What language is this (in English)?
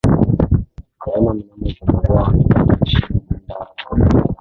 Swahili